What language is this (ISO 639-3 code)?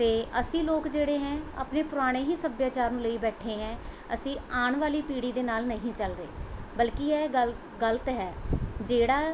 pan